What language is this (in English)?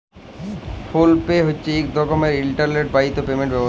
Bangla